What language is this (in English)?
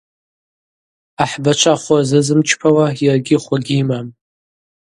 Abaza